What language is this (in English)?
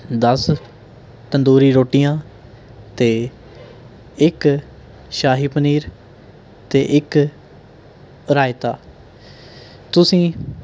Punjabi